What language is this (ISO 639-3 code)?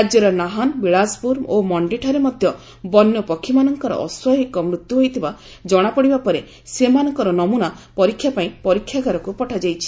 ori